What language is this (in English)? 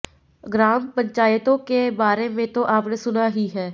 Hindi